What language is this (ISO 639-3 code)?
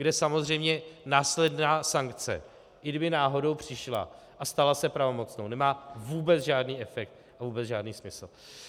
ces